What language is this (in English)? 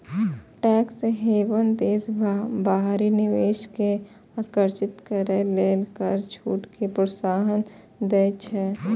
Maithili